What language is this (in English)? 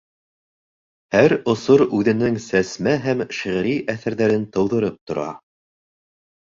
Bashkir